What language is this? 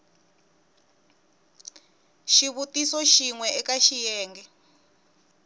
Tsonga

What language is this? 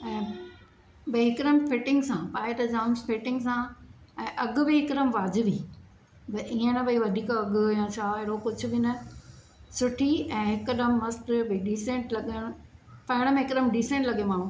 Sindhi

